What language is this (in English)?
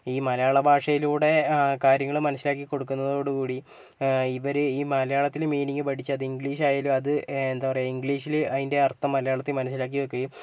Malayalam